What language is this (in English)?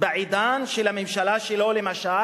Hebrew